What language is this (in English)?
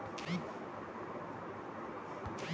Maithili